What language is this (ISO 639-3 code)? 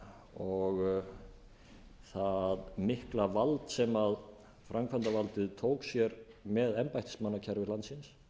isl